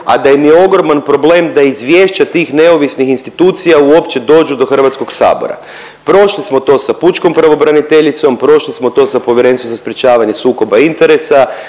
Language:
Croatian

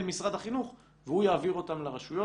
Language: Hebrew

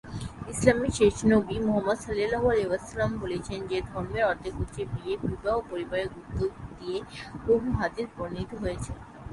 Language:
Bangla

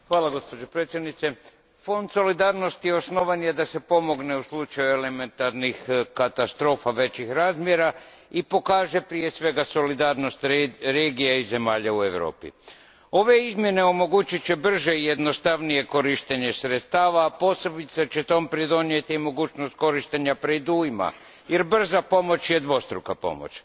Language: Croatian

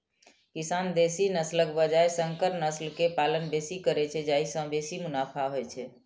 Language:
Maithili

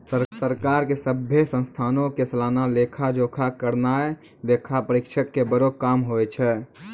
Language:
Maithili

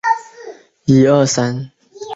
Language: Chinese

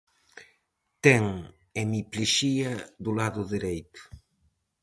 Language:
Galician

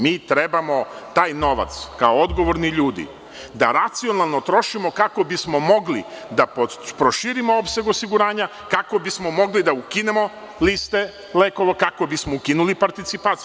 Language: Serbian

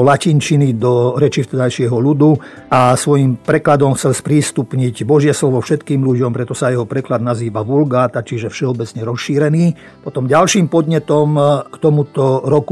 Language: Slovak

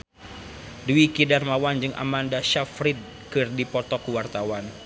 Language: Sundanese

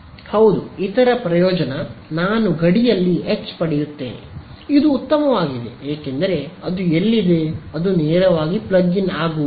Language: Kannada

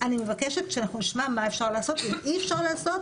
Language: Hebrew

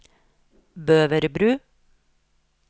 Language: Norwegian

